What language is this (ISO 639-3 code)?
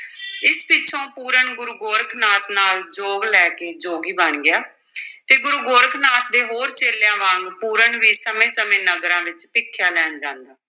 pan